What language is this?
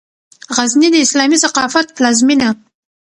Pashto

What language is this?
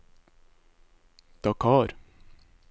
Norwegian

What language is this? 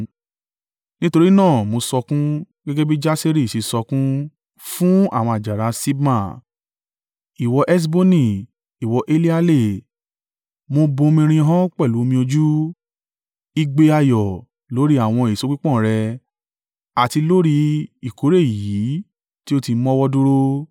Yoruba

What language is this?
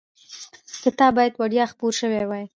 Pashto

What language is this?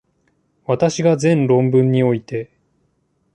Japanese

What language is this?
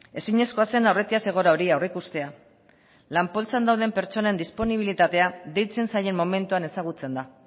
Basque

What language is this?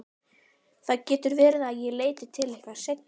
Icelandic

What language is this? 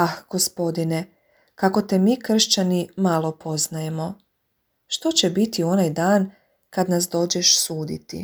Croatian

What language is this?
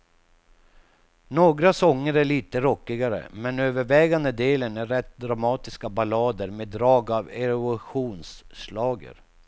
Swedish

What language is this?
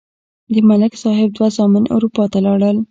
Pashto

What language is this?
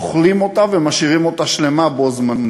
Hebrew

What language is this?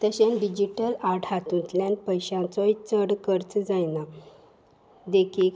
Konkani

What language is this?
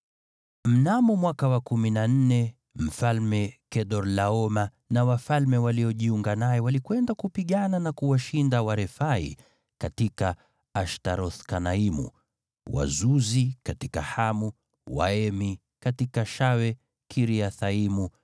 Swahili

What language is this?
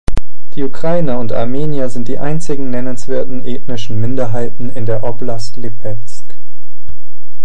German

